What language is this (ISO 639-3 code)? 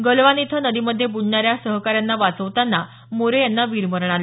mar